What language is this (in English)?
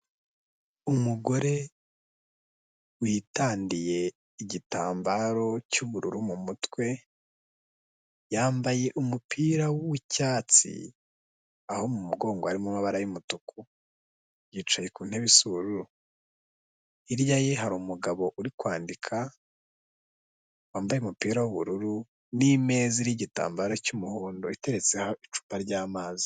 Kinyarwanda